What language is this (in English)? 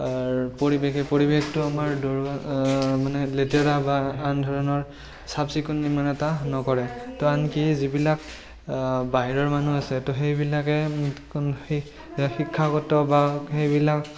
Assamese